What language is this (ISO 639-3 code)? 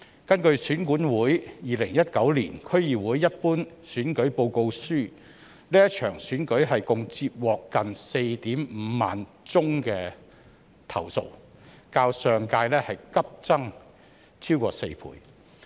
yue